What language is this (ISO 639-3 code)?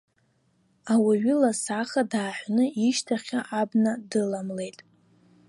abk